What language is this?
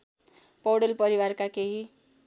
Nepali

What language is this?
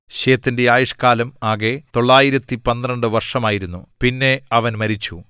Malayalam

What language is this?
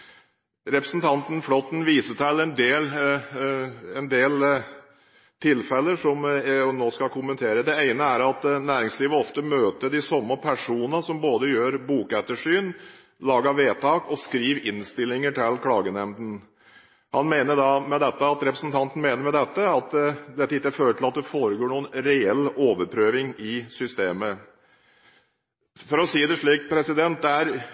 Norwegian Bokmål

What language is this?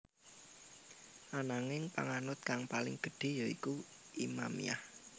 Javanese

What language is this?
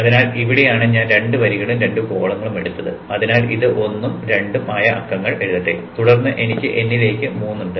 Malayalam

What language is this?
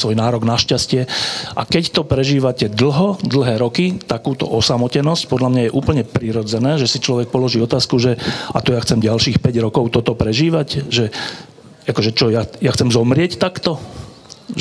Slovak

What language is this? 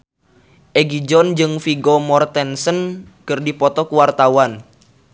Sundanese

